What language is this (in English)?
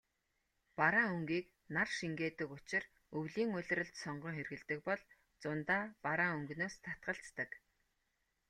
Mongolian